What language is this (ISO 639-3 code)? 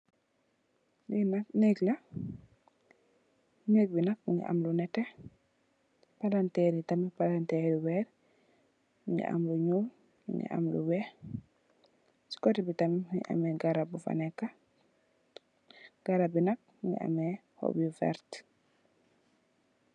wol